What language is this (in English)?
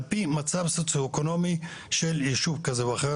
Hebrew